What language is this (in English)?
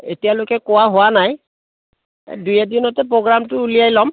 Assamese